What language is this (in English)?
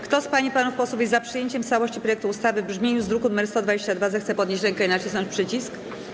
Polish